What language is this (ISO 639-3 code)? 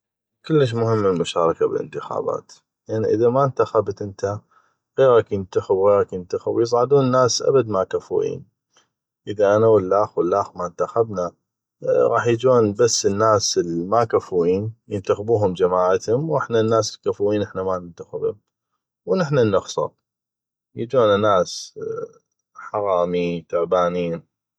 ayp